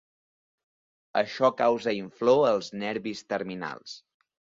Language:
Catalan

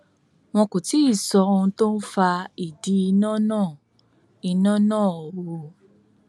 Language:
Yoruba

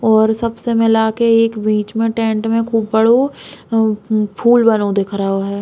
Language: Bundeli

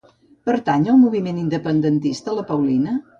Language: Catalan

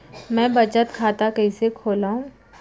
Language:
Chhattisgarhi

